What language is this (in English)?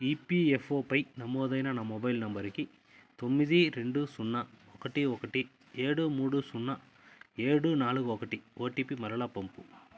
Telugu